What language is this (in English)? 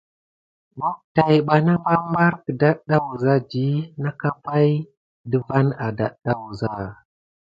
Gidar